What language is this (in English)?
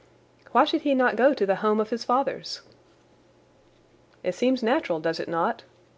English